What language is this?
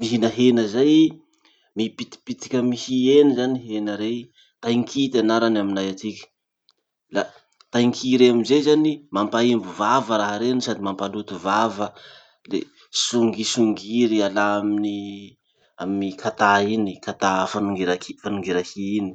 Masikoro Malagasy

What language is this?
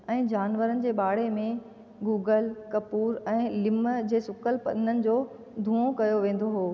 Sindhi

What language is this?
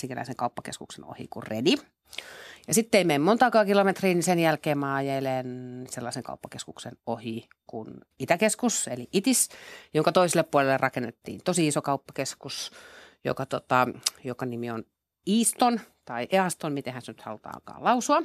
Finnish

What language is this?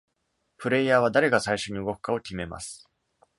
Japanese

